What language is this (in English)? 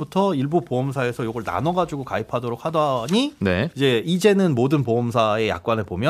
Korean